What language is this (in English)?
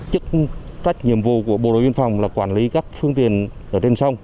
Vietnamese